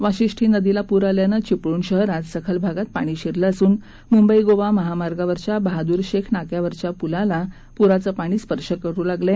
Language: Marathi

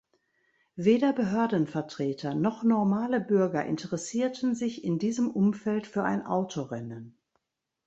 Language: German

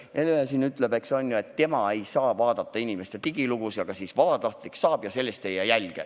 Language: Estonian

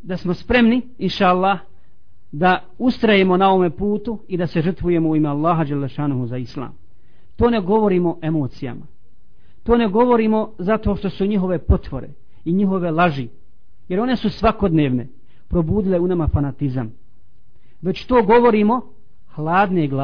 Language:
Croatian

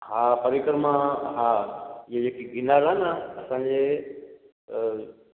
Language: Sindhi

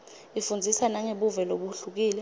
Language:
Swati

